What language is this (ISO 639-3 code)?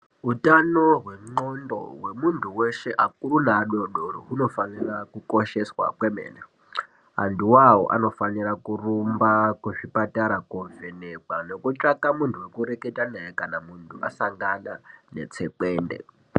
ndc